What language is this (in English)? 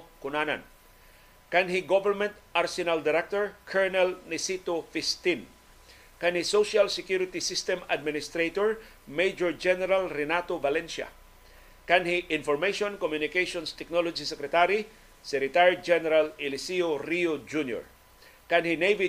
Filipino